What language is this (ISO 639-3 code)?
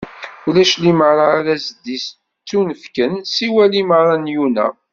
kab